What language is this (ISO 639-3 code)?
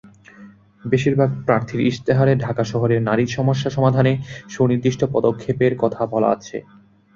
ben